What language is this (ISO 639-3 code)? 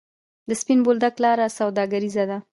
pus